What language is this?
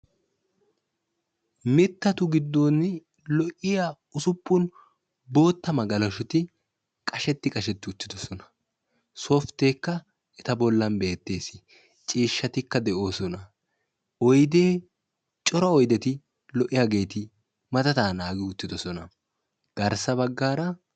Wolaytta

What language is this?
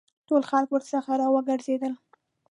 Pashto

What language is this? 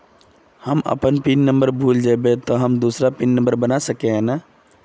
Magahi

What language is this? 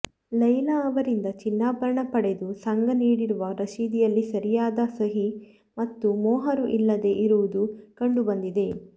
Kannada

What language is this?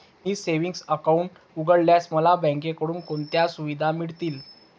Marathi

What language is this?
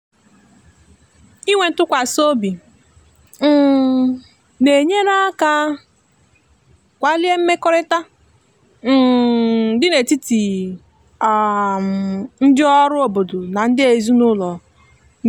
Igbo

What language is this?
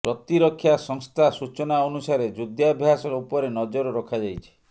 Odia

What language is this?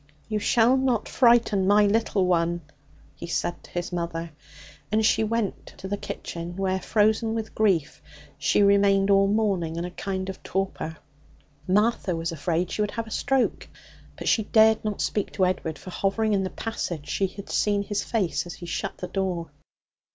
English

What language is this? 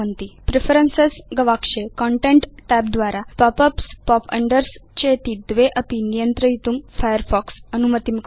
Sanskrit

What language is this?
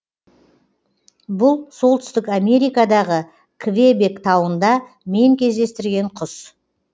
Kazakh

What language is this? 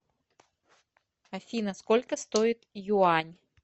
Russian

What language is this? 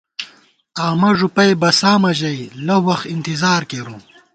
Gawar-Bati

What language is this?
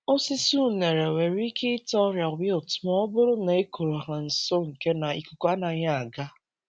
Igbo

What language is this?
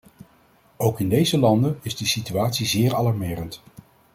Dutch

